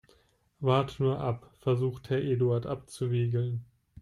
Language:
German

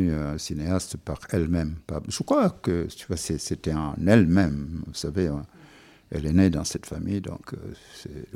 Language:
French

